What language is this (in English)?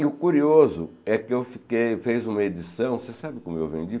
Portuguese